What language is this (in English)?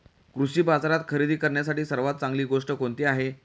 Marathi